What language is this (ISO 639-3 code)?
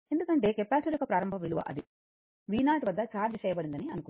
tel